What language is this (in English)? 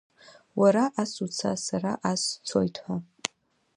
Abkhazian